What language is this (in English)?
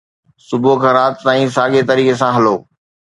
Sindhi